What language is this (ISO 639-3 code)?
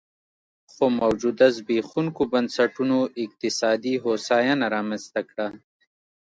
pus